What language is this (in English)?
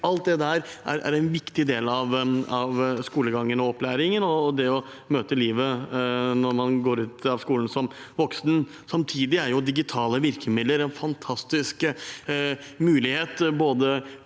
Norwegian